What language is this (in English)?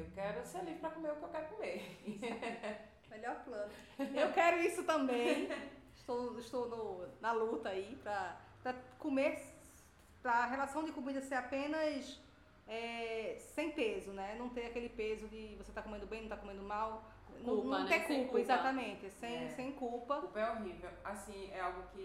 Portuguese